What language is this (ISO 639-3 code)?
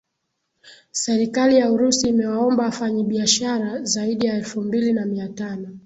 swa